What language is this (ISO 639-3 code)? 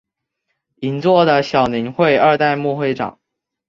zho